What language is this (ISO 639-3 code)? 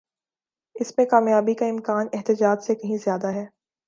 urd